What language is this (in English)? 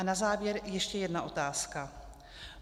Czech